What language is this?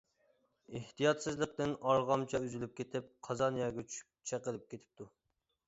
Uyghur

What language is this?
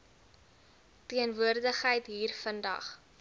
Afrikaans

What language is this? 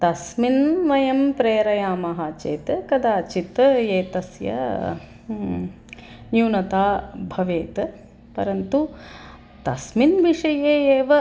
Sanskrit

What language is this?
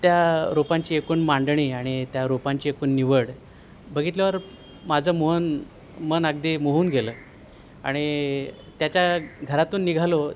Marathi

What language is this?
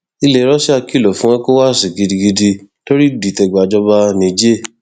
Yoruba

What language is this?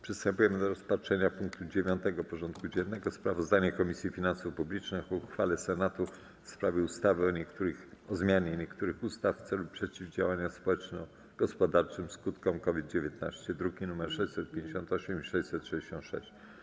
Polish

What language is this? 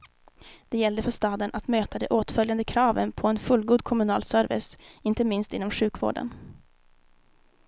Swedish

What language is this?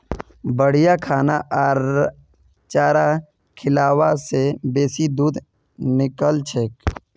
Magahi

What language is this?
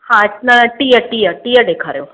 Sindhi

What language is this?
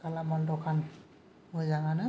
Bodo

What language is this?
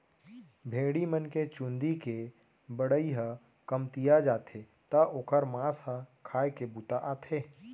Chhattisgarhi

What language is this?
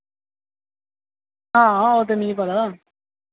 Dogri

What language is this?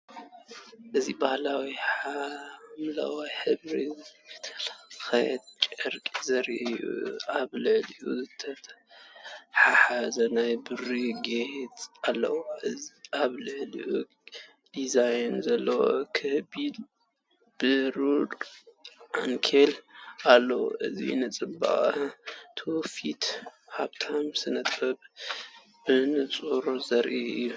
Tigrinya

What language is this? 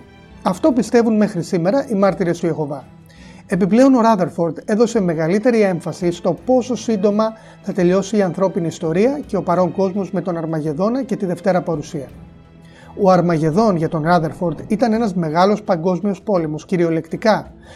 Greek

